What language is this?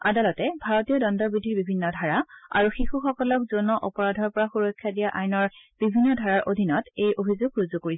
Assamese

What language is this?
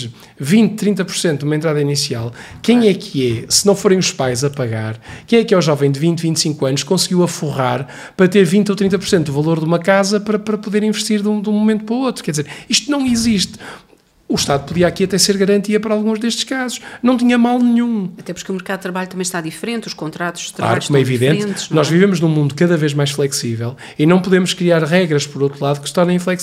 Portuguese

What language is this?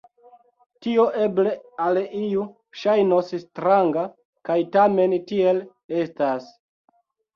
Esperanto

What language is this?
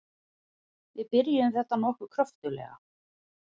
Icelandic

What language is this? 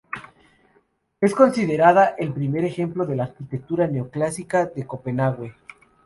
Spanish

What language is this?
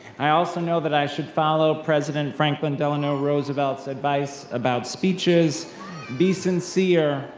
English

